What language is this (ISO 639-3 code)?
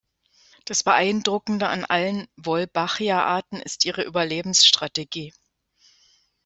deu